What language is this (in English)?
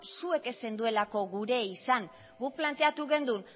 Basque